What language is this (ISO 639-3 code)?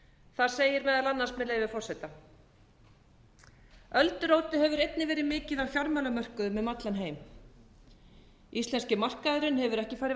isl